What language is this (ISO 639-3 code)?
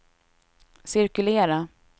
swe